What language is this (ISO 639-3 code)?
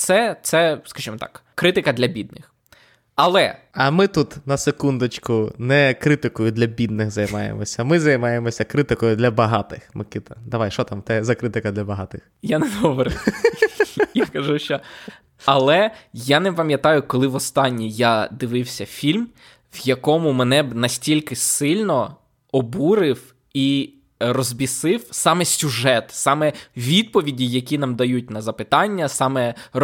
ukr